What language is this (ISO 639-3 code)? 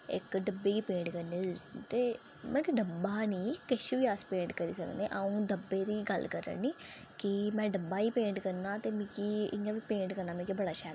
doi